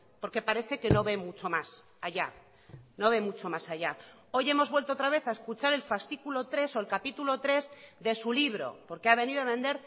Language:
Spanish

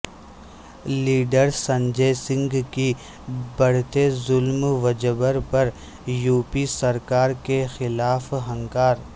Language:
Urdu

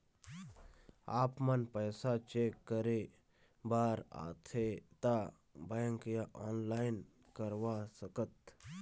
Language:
Chhattisgarhi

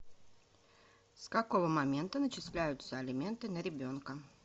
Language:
Russian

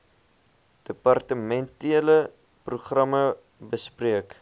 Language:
Afrikaans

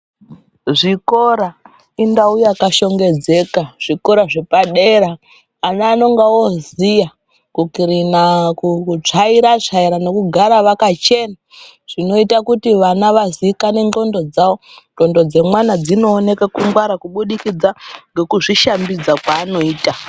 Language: Ndau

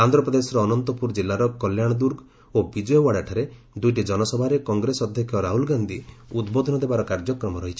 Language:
Odia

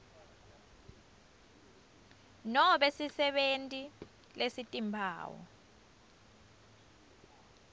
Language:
Swati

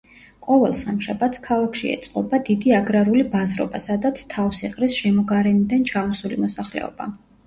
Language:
Georgian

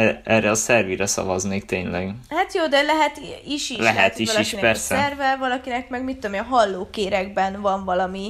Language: Hungarian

